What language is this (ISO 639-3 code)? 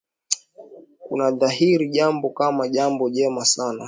swa